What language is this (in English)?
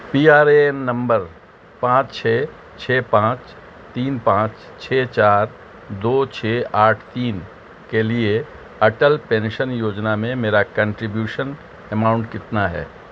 Urdu